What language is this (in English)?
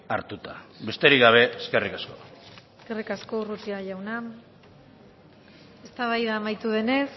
Basque